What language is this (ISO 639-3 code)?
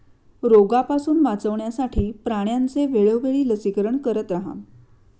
mar